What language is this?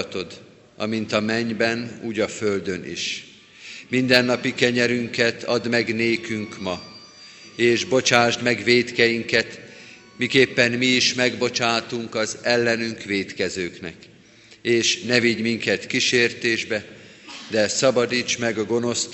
Hungarian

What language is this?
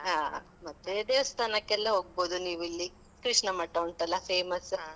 Kannada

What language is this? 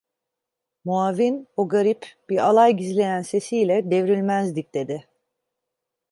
Turkish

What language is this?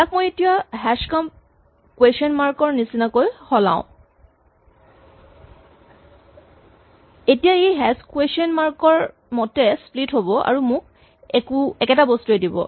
Assamese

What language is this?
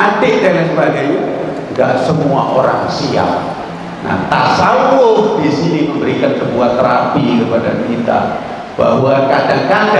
Indonesian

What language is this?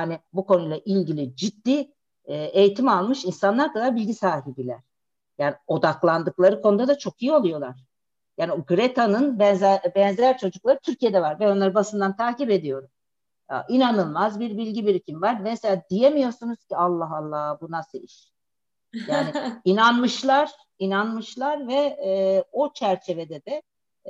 Turkish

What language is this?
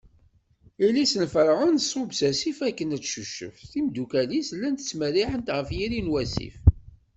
Kabyle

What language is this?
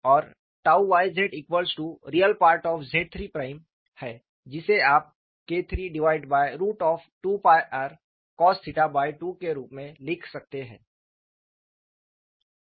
Hindi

